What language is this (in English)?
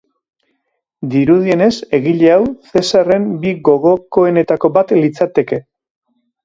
Basque